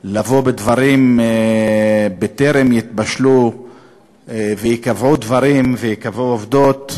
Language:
Hebrew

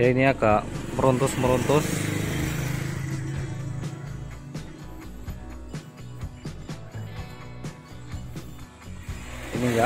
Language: Indonesian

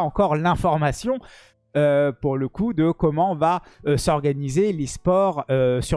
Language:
French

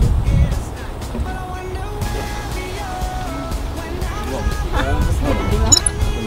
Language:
Korean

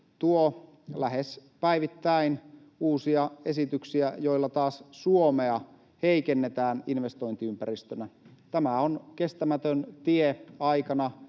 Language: Finnish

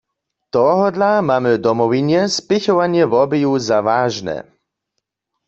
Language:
Upper Sorbian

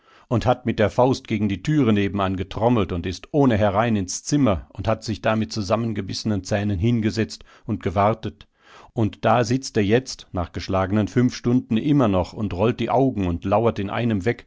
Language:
German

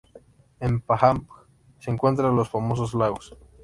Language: Spanish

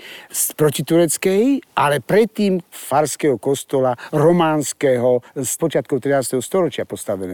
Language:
Slovak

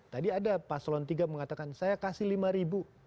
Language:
Indonesian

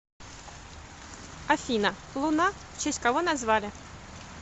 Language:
Russian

